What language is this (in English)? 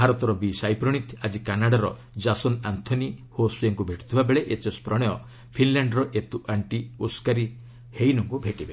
Odia